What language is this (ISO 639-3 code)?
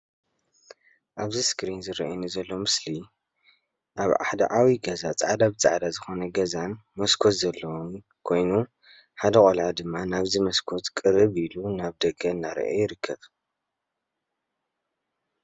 tir